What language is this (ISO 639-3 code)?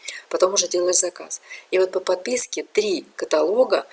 rus